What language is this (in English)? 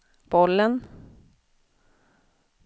Swedish